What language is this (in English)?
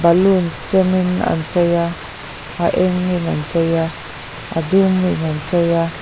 Mizo